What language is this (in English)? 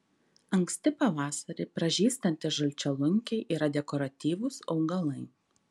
Lithuanian